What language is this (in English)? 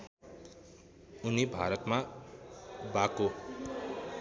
Nepali